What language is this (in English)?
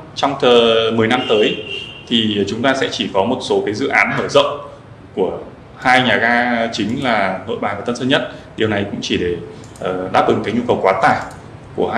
Vietnamese